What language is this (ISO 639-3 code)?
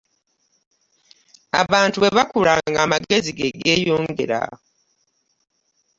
lug